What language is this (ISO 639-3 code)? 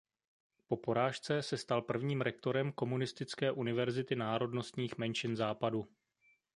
ces